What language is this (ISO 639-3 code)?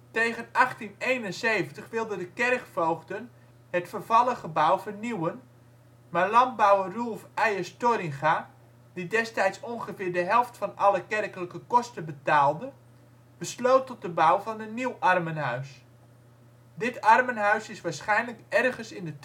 nld